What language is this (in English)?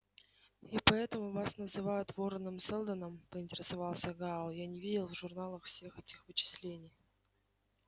Russian